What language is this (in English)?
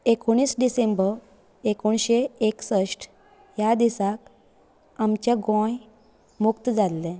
Konkani